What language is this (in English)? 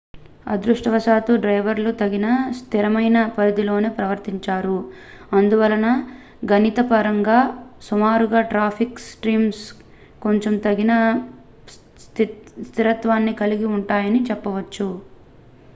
Telugu